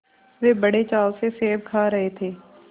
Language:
Hindi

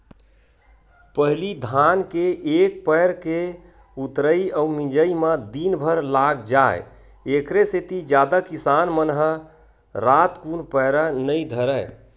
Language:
Chhattisgarhi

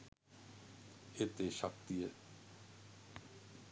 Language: Sinhala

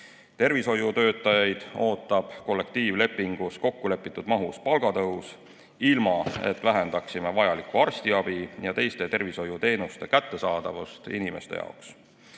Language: Estonian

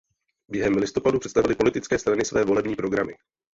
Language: Czech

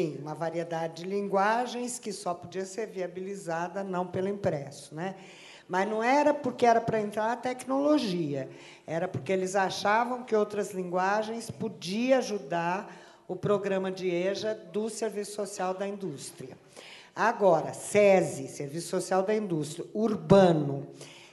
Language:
Portuguese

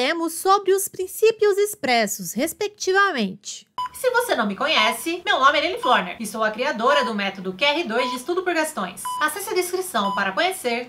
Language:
Portuguese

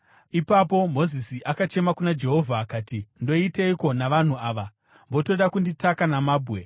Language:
Shona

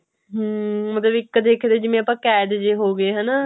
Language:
Punjabi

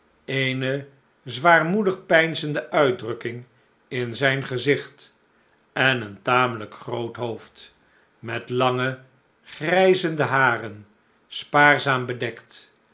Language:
Dutch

